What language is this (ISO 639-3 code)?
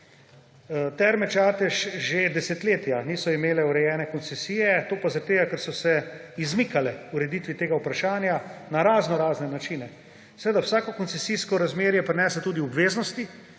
slv